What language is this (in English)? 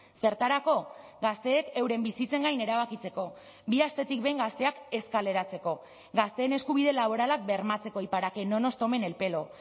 Basque